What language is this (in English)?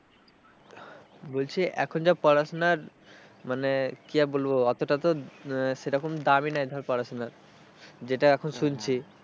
Bangla